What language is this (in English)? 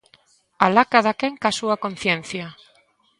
Galician